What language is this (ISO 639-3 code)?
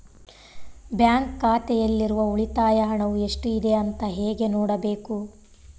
kan